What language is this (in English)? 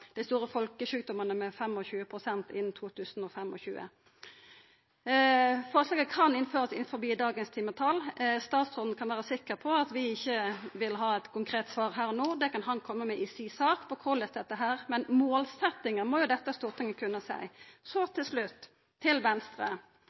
Norwegian Nynorsk